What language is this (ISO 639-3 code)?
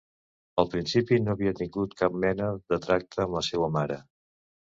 cat